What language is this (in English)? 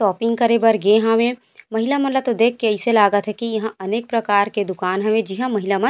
Chhattisgarhi